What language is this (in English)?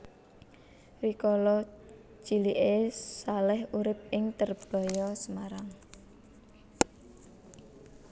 Javanese